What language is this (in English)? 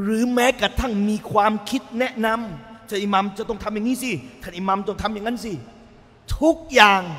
Thai